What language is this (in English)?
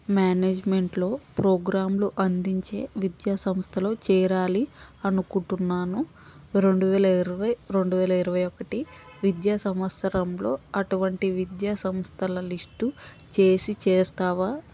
Telugu